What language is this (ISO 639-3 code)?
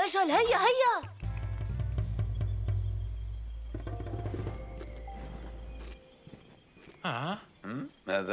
ara